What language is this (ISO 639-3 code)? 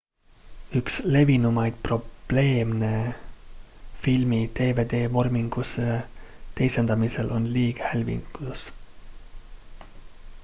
est